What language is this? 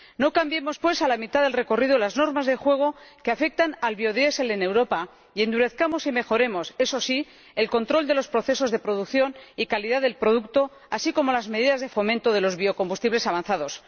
Spanish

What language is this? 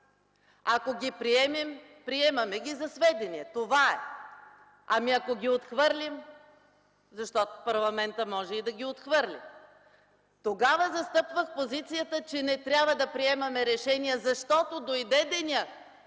Bulgarian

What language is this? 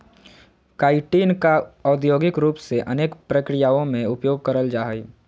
Magahi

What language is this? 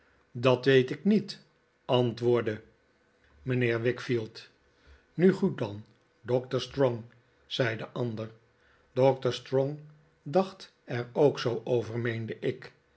Dutch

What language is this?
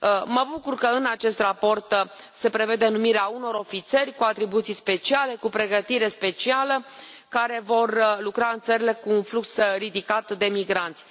Romanian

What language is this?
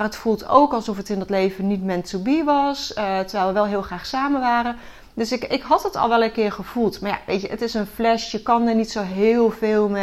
Dutch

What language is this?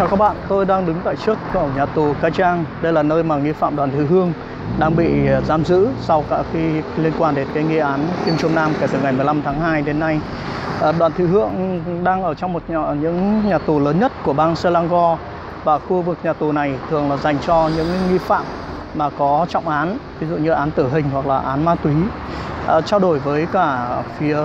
Vietnamese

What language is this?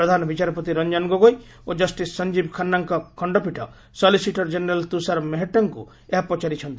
Odia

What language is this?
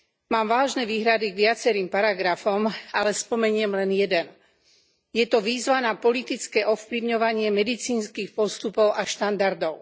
Slovak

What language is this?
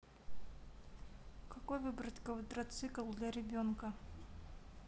Russian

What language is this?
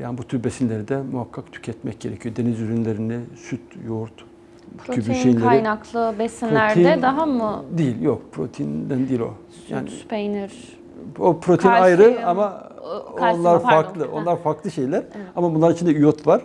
Turkish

